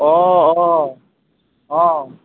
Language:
Assamese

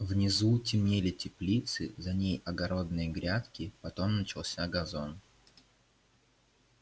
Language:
Russian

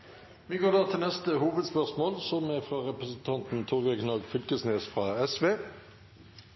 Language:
Norwegian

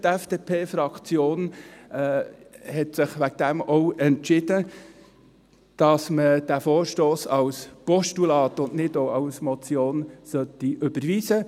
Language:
Swiss German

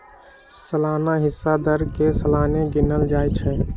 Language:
Magahi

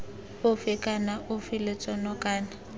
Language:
Tswana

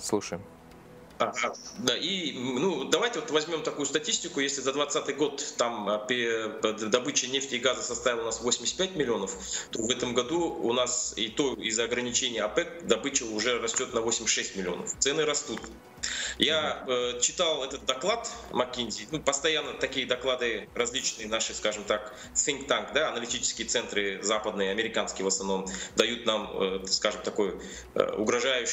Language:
Russian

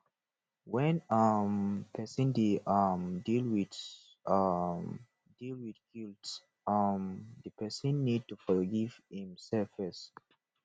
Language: Nigerian Pidgin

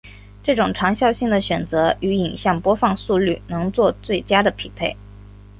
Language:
Chinese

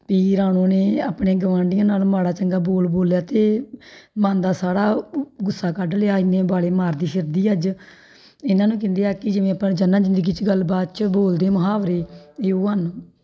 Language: Punjabi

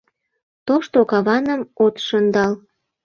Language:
Mari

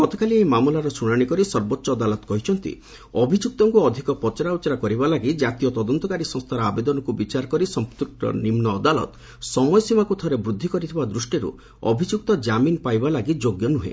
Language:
Odia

